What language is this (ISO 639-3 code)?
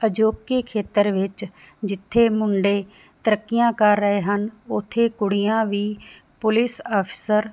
pan